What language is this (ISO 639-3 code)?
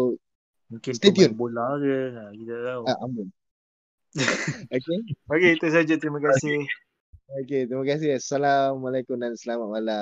msa